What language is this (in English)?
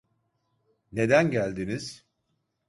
Turkish